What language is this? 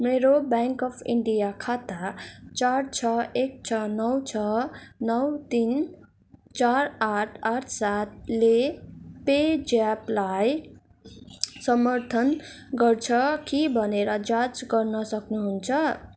Nepali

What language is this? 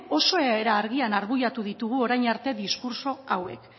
Basque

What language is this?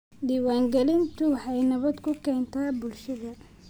Somali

